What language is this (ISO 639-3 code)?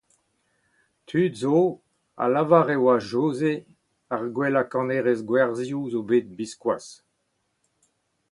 bre